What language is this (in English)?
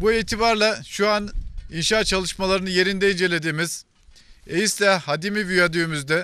Turkish